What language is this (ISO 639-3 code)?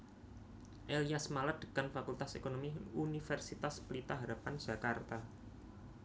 jav